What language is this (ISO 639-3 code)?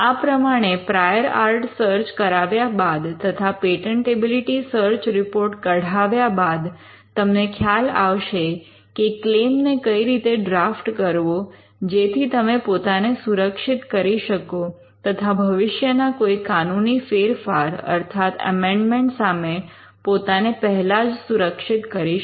guj